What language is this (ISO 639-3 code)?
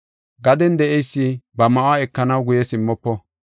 gof